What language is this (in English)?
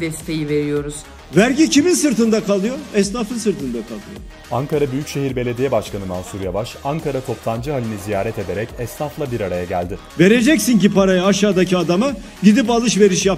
Turkish